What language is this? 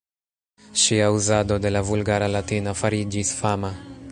Esperanto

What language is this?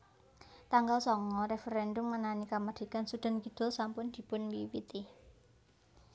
Javanese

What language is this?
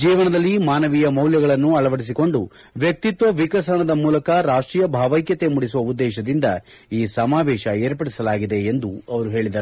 Kannada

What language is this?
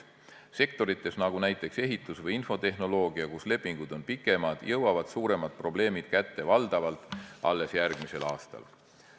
Estonian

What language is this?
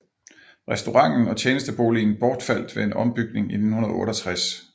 Danish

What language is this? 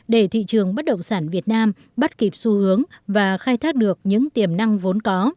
Vietnamese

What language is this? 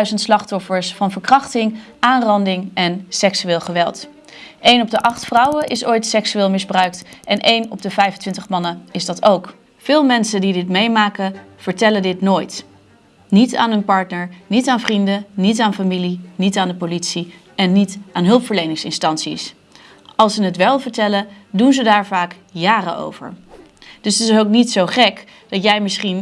Dutch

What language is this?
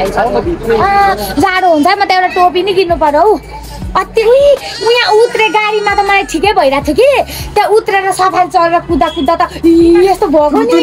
Thai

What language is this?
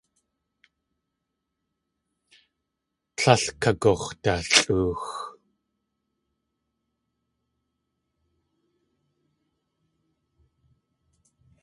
Tlingit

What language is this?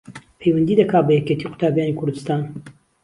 Central Kurdish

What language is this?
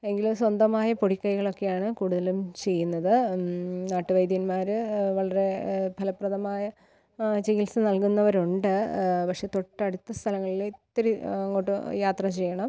Malayalam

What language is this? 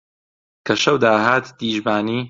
Central Kurdish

